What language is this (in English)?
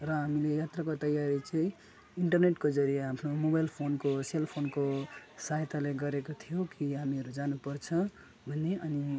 Nepali